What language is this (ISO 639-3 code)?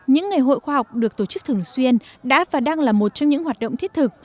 vie